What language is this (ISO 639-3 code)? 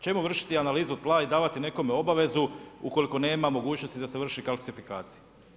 hrv